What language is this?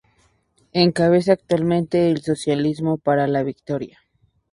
Spanish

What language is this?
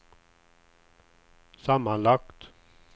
Swedish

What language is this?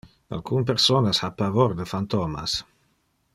Interlingua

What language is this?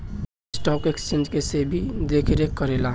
Bhojpuri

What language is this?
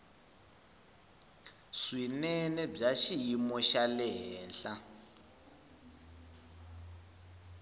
Tsonga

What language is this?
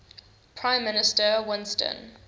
English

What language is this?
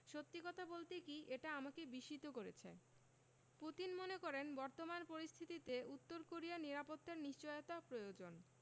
Bangla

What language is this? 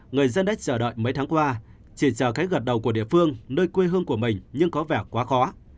Vietnamese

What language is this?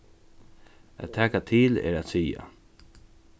Faroese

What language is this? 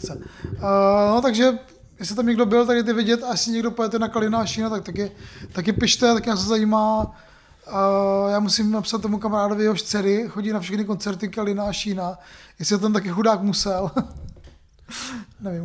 Czech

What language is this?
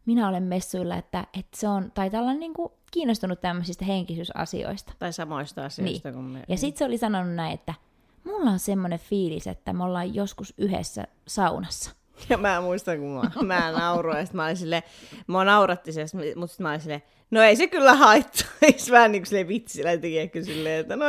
Finnish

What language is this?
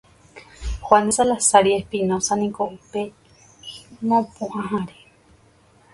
Guarani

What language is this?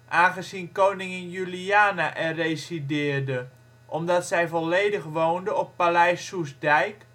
Dutch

